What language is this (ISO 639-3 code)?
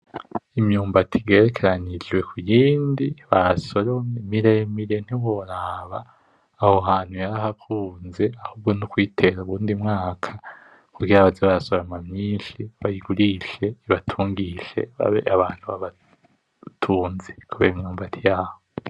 run